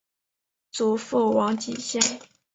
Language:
Chinese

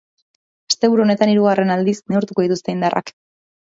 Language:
Basque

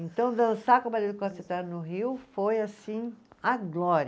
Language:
Portuguese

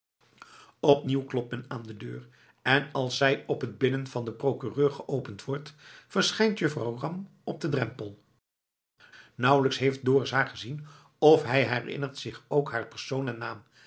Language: Dutch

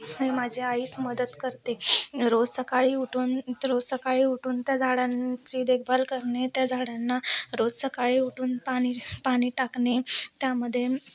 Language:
Marathi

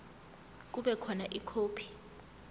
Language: Zulu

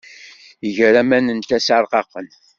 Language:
Kabyle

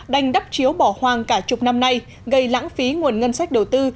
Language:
Vietnamese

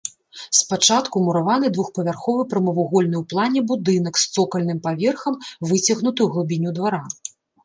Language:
Belarusian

